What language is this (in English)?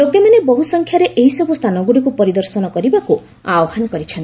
Odia